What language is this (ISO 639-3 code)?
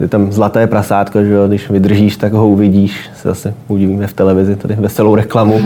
ces